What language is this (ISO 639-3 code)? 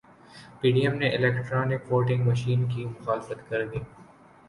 urd